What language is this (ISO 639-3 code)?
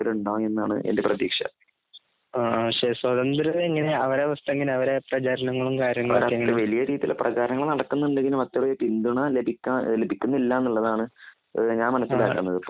mal